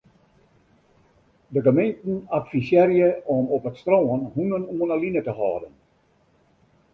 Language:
Western Frisian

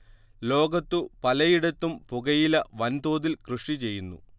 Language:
Malayalam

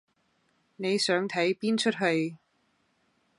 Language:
Cantonese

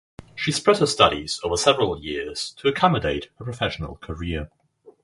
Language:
English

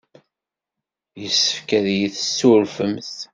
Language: Kabyle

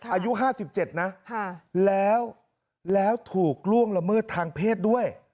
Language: Thai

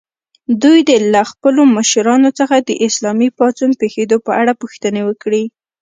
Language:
Pashto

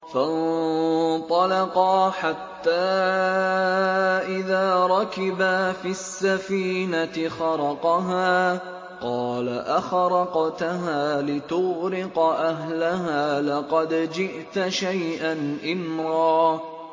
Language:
Arabic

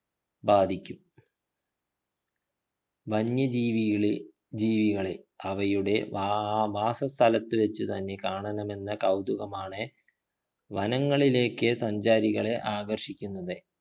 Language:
Malayalam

